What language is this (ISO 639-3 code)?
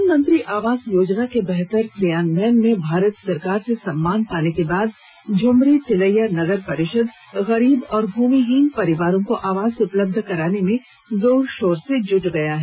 hin